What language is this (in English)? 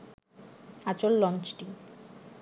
Bangla